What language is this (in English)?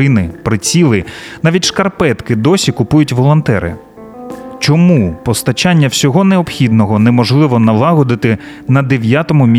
Ukrainian